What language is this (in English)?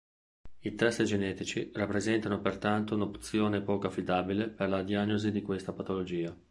Italian